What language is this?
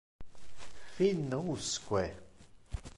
Interlingua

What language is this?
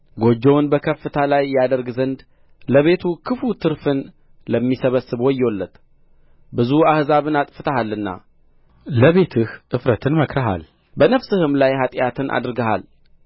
Amharic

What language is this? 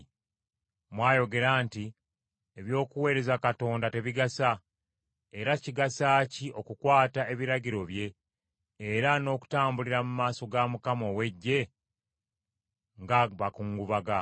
Ganda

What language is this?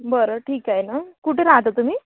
Marathi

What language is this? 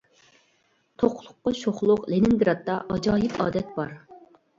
Uyghur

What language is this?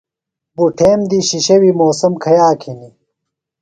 Phalura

